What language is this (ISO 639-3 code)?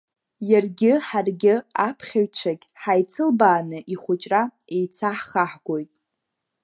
abk